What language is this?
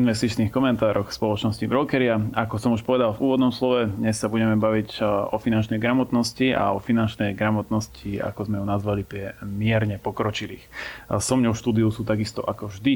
Slovak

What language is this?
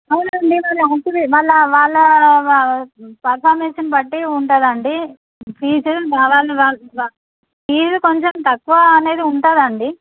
Telugu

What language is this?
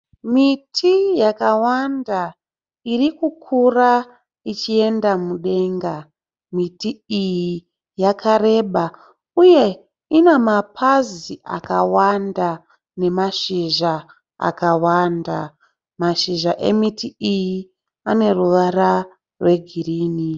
Shona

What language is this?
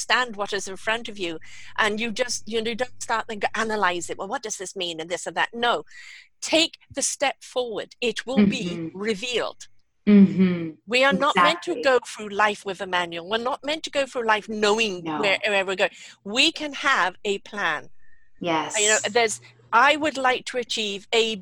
English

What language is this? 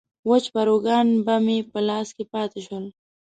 Pashto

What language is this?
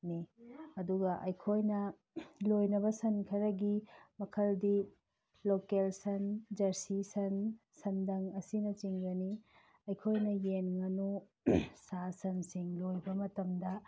Manipuri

